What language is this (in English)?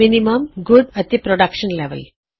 Punjabi